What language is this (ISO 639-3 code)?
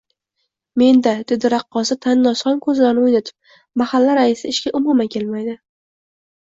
uzb